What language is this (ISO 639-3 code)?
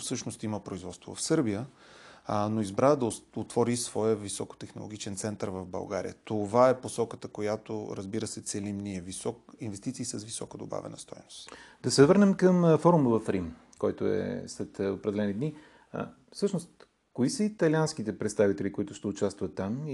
bul